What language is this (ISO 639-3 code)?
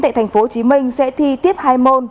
vie